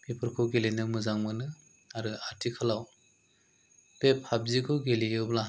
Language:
Bodo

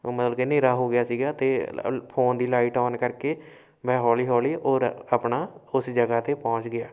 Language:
Punjabi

